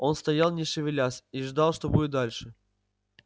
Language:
Russian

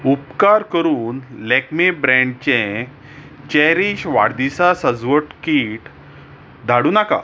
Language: Konkani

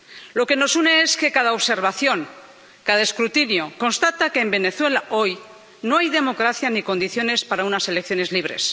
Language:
Spanish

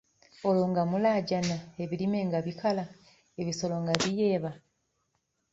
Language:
Ganda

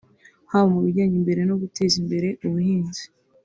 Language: Kinyarwanda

